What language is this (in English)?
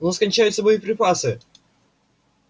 Russian